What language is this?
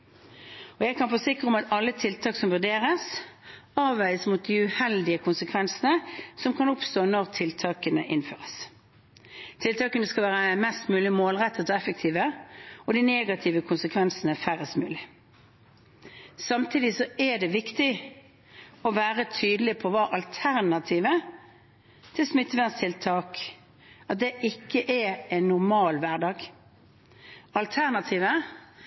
Norwegian Bokmål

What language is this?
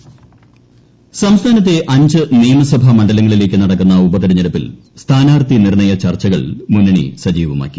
Malayalam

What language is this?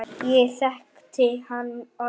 Icelandic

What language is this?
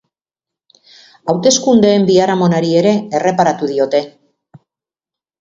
Basque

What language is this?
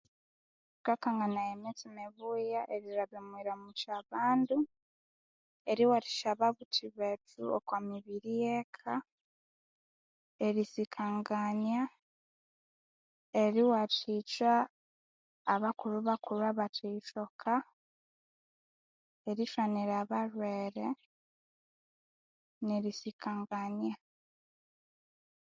Konzo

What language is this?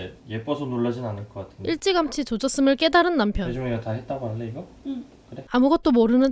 Korean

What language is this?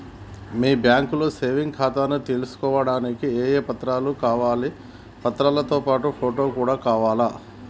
Telugu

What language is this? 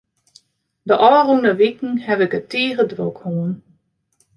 Western Frisian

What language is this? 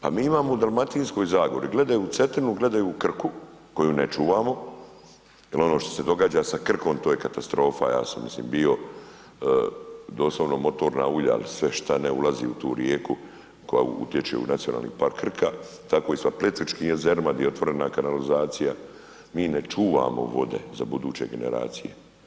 Croatian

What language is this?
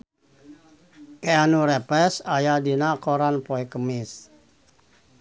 Sundanese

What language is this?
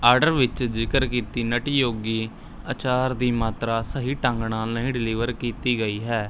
Punjabi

